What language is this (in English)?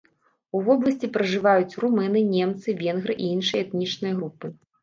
Belarusian